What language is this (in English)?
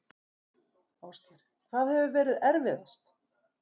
Icelandic